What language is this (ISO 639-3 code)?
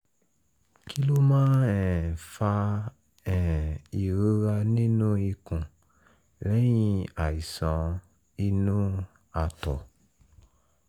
yor